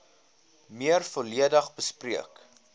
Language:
Afrikaans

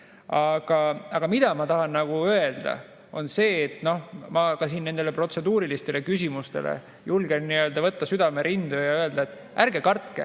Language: Estonian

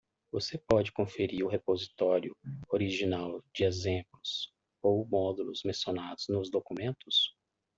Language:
Portuguese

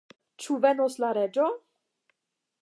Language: Esperanto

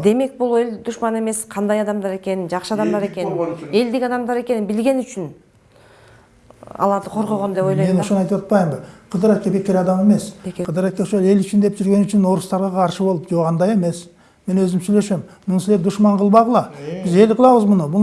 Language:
Turkish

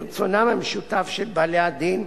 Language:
Hebrew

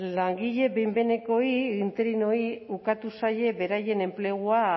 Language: Basque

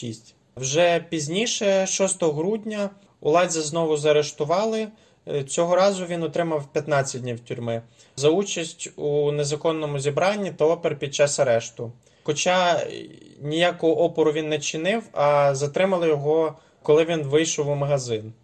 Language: Ukrainian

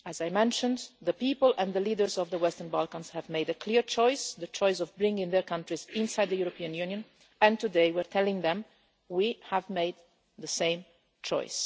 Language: English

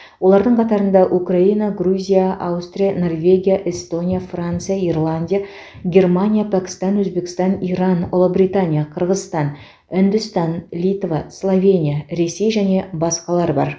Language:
Kazakh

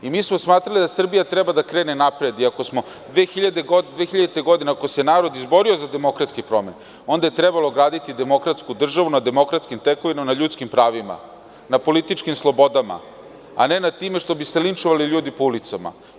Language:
Serbian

